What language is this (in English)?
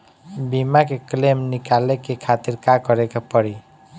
Bhojpuri